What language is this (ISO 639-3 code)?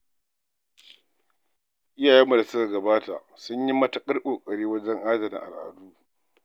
hau